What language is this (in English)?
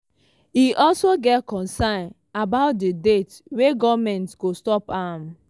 Nigerian Pidgin